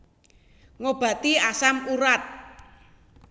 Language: Javanese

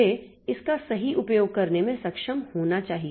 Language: Hindi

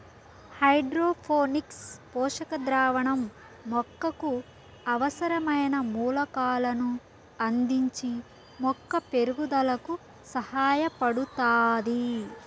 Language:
Telugu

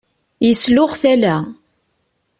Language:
Kabyle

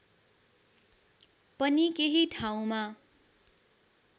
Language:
Nepali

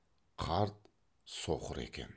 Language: Kazakh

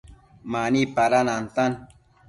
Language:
Matsés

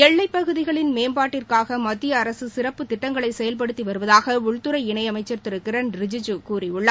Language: Tamil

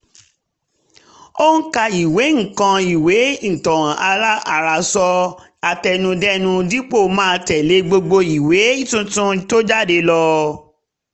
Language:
Yoruba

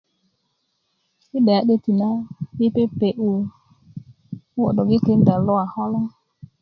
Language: Kuku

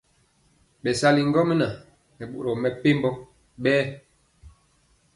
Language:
Mpiemo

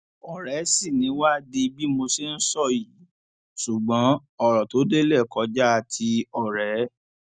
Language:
Yoruba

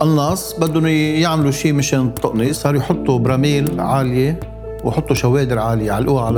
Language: Arabic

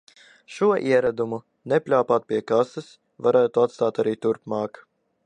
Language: Latvian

